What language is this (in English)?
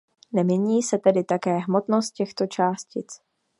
Czech